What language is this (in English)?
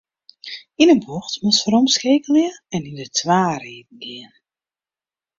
Western Frisian